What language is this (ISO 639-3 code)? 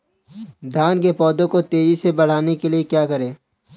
hin